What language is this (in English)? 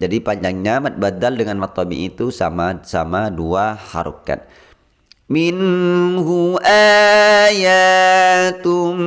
Indonesian